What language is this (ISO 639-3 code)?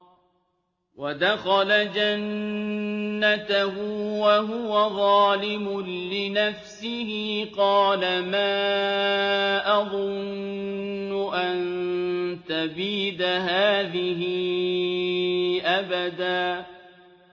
ara